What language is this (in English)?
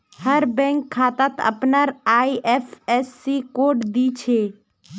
Magahi